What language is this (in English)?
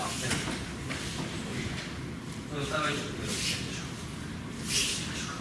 Japanese